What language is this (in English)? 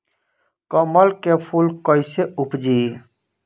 Bhojpuri